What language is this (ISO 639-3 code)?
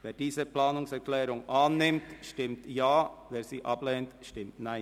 gsw